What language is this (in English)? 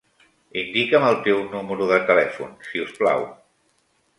Catalan